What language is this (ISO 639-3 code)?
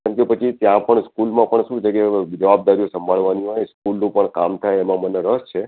guj